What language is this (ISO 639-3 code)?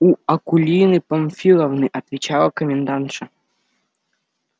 rus